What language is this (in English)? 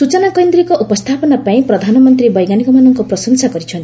Odia